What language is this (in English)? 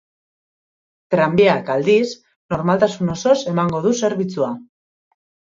Basque